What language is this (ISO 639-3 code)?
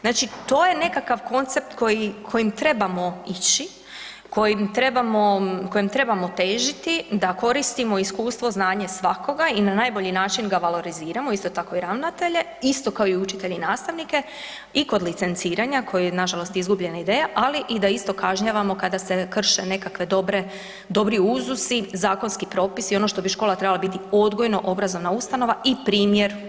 hrv